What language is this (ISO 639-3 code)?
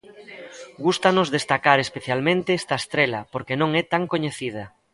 glg